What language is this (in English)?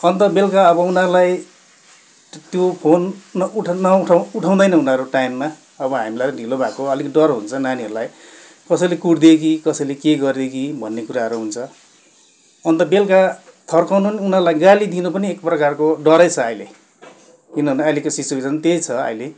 Nepali